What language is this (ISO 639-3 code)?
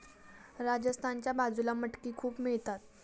mar